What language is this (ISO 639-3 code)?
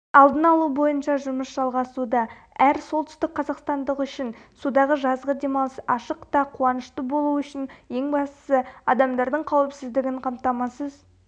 kaz